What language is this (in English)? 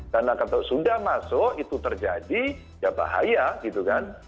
Indonesian